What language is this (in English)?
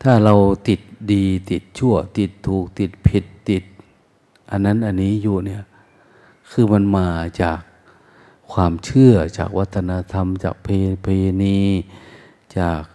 Thai